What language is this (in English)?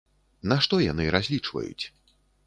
Belarusian